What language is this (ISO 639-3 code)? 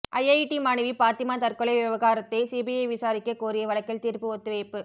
tam